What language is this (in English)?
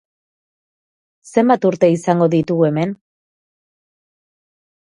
Basque